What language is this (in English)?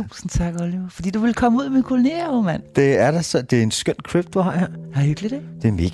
Danish